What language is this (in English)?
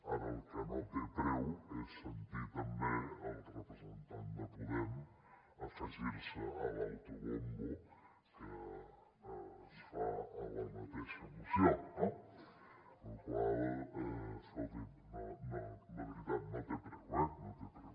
Catalan